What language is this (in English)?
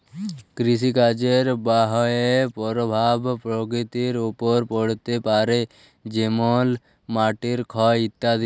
Bangla